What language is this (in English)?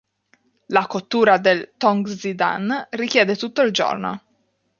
Italian